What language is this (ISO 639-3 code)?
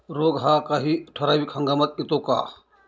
mar